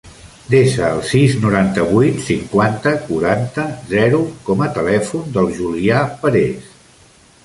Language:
Catalan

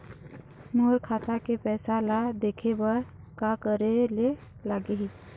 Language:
Chhattisgarhi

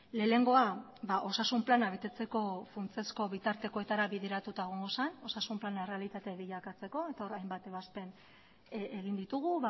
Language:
Basque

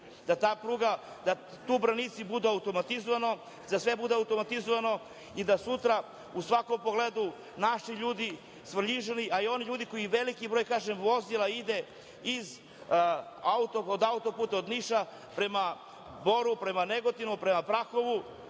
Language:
Serbian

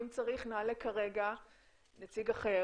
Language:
Hebrew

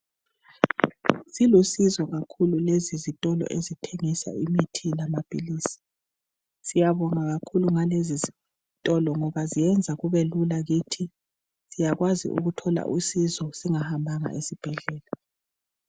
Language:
North Ndebele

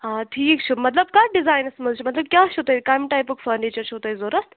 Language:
Kashmiri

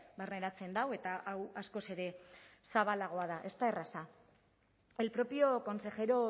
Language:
Basque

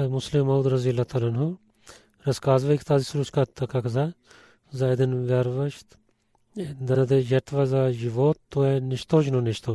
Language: Bulgarian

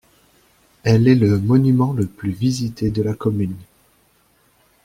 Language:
French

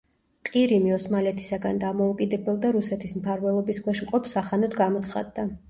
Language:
Georgian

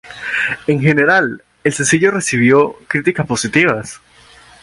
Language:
Spanish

